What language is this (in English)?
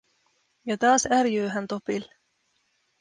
Finnish